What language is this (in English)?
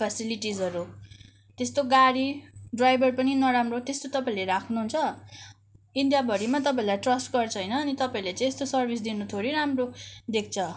Nepali